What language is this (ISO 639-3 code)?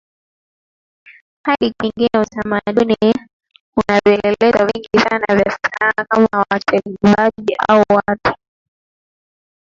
swa